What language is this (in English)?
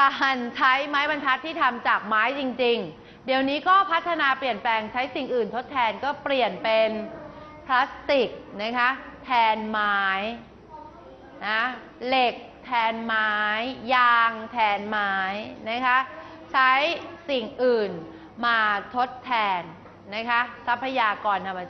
Thai